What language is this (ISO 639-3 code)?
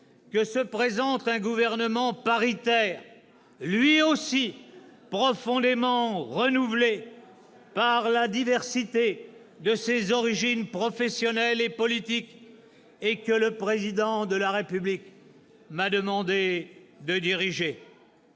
fra